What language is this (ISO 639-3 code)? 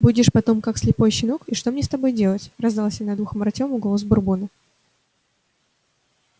rus